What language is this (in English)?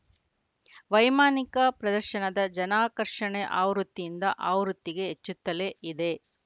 Kannada